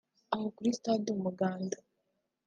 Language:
Kinyarwanda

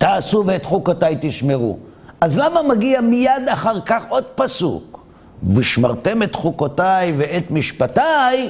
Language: Hebrew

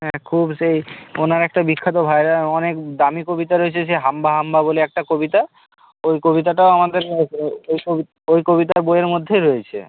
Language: Bangla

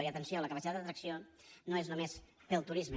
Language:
Catalan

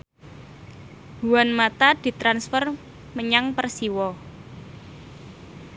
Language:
Javanese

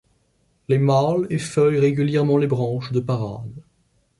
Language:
French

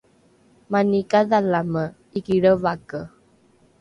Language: Rukai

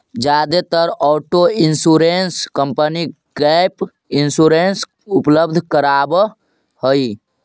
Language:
Magahi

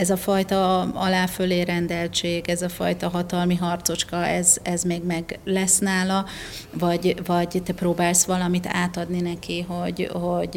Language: Hungarian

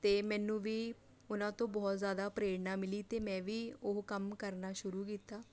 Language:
Punjabi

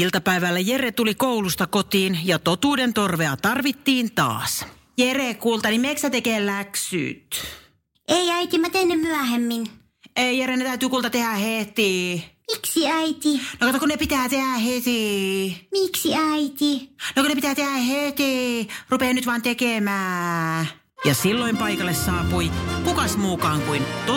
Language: Finnish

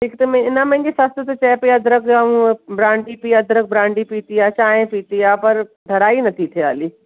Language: Sindhi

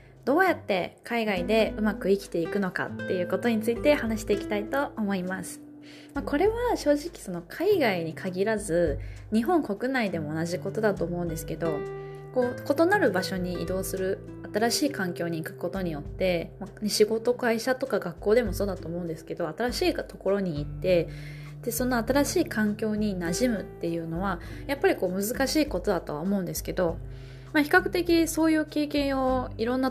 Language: Japanese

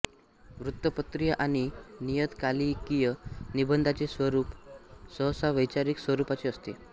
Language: Marathi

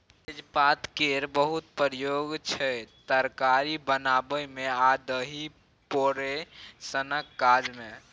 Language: Maithili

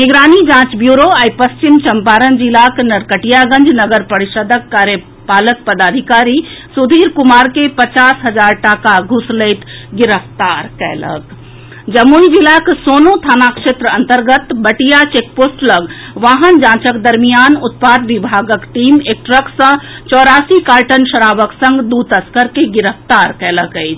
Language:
Maithili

